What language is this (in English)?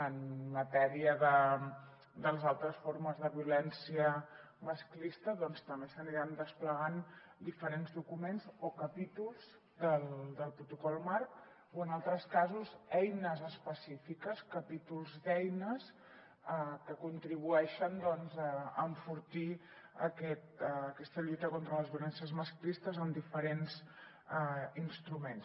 Catalan